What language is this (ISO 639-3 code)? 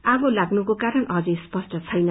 nep